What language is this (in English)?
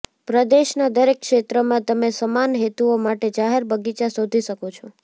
Gujarati